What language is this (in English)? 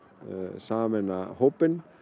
Icelandic